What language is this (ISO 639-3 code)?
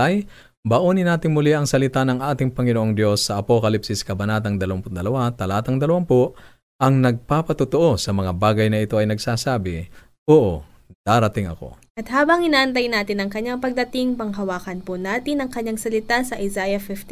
fil